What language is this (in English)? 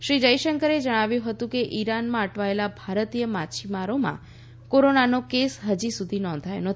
Gujarati